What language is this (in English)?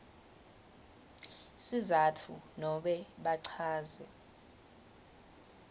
Swati